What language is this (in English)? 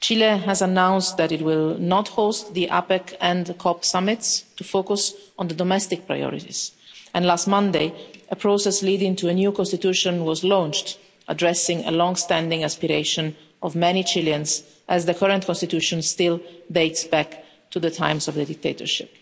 English